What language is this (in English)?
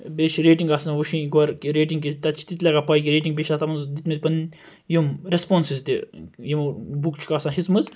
Kashmiri